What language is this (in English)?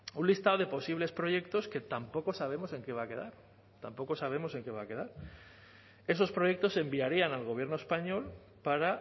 Spanish